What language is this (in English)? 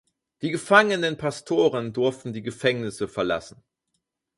German